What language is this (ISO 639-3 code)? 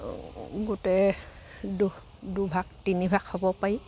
asm